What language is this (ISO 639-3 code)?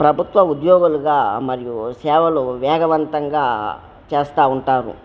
tel